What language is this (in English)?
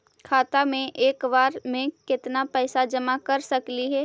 Magahi